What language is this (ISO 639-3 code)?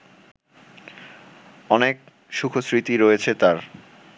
ben